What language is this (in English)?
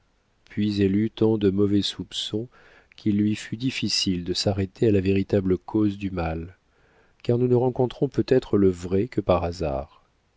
French